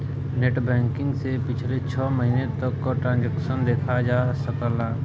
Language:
Bhojpuri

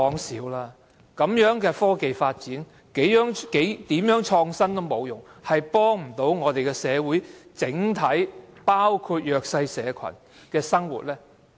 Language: Cantonese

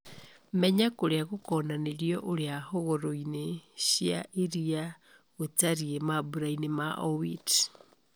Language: Kikuyu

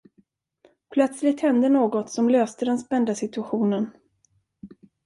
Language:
Swedish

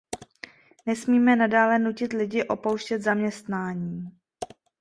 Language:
Czech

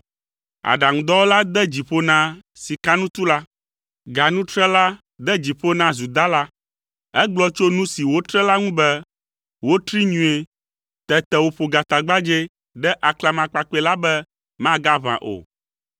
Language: Ewe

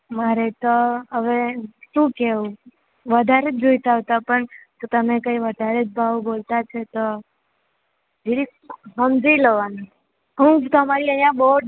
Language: Gujarati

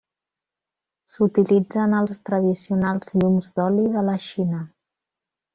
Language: Catalan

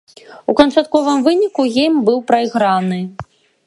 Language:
Belarusian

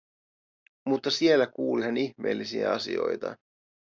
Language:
Finnish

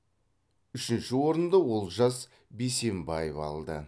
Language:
Kazakh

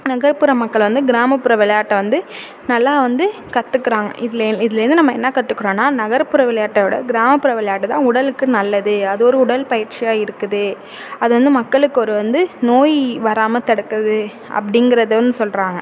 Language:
Tamil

